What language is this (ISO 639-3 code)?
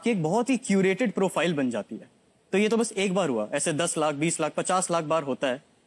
hin